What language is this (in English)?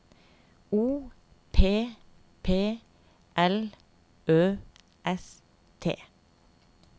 Norwegian